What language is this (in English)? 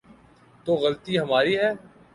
Urdu